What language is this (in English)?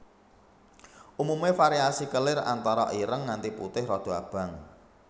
Javanese